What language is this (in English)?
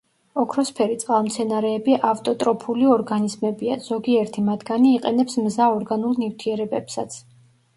Georgian